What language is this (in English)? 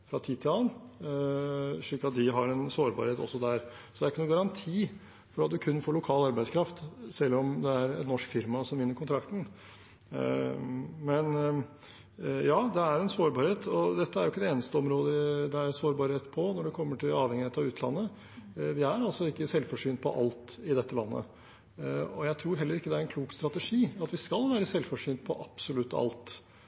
Norwegian Bokmål